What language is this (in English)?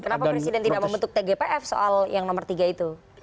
Indonesian